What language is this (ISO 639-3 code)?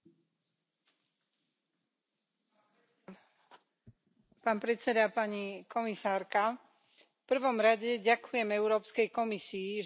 slk